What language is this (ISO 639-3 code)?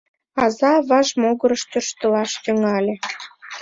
chm